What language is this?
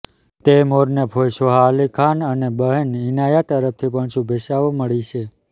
Gujarati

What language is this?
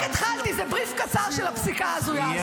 Hebrew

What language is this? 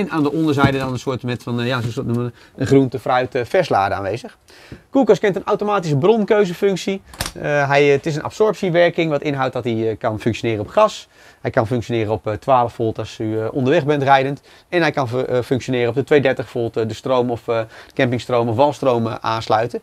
Dutch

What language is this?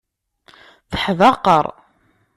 Kabyle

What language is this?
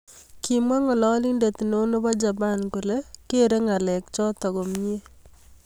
Kalenjin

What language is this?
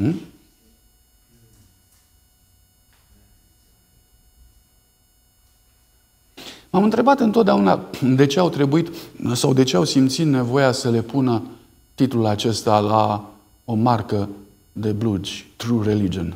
Romanian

